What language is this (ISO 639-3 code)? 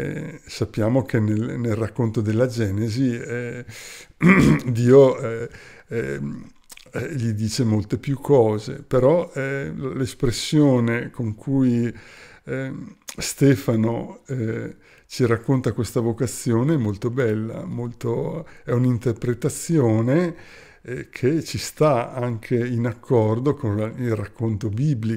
ita